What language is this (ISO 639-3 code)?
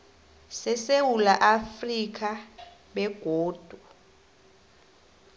nbl